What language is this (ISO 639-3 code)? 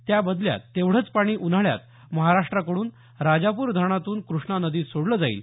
mar